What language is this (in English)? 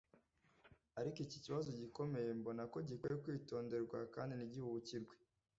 Kinyarwanda